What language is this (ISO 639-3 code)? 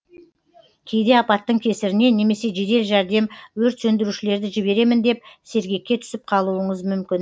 kaz